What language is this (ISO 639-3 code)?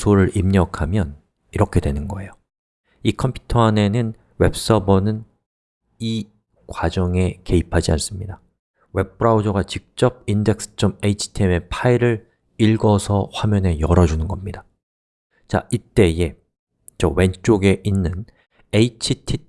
kor